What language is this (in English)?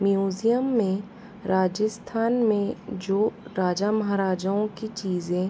Hindi